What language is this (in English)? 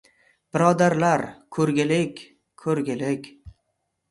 Uzbek